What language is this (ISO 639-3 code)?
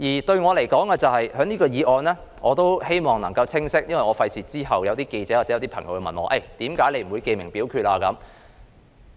yue